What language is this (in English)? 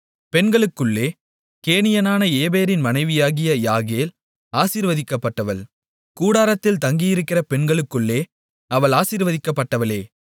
Tamil